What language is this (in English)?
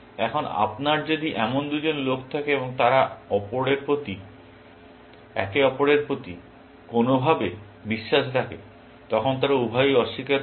Bangla